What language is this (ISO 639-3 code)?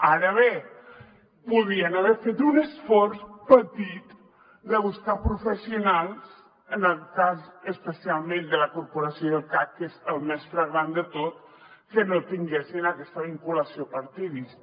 cat